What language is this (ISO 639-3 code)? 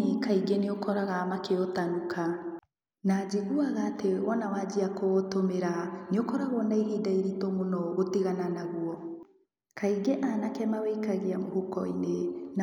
kik